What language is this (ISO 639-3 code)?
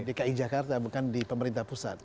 ind